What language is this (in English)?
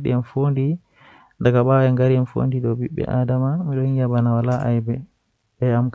Western Niger Fulfulde